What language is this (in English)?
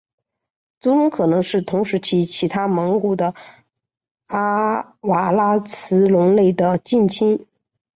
Chinese